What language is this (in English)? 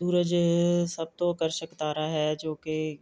Punjabi